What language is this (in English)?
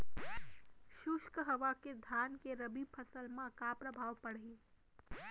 Chhattisgarhi